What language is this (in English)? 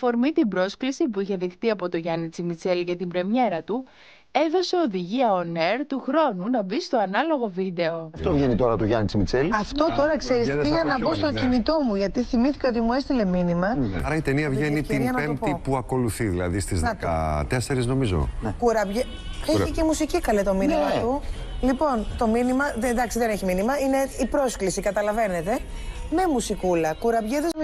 Greek